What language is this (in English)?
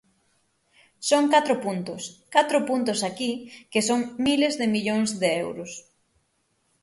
Galician